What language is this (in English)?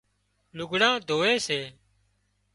Wadiyara Koli